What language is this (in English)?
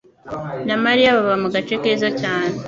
Kinyarwanda